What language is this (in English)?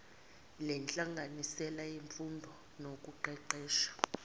Zulu